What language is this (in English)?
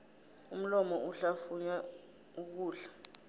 South Ndebele